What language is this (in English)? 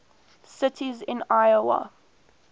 English